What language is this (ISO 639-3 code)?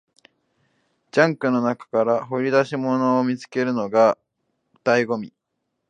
jpn